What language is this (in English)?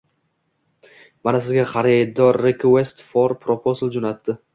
Uzbek